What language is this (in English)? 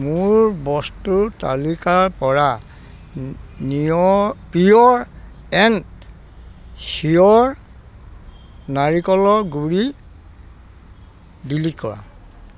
Assamese